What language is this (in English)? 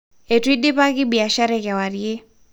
Masai